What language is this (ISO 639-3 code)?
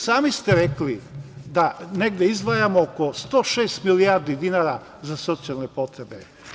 srp